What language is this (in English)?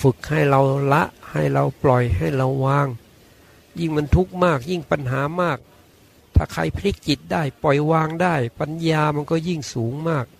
Thai